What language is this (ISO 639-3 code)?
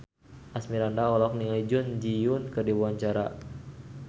sun